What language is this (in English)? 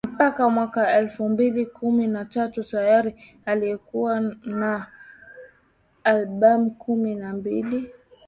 Swahili